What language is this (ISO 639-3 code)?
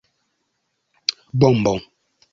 epo